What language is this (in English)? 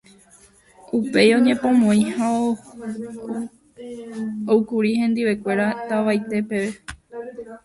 Guarani